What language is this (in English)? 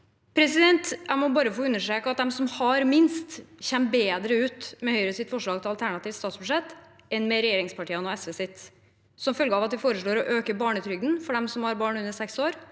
Norwegian